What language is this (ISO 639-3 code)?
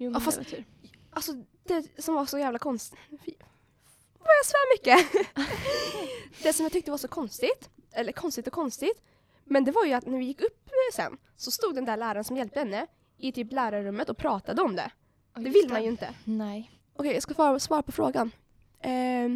swe